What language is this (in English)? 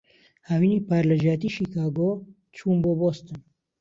Central Kurdish